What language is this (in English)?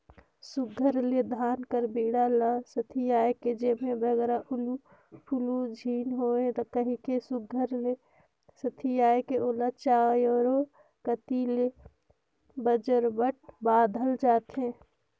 Chhattisgarhi